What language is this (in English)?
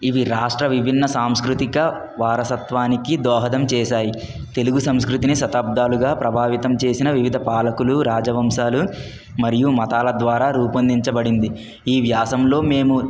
Telugu